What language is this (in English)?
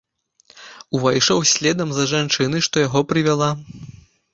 Belarusian